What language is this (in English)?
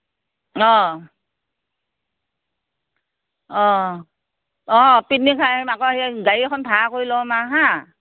Assamese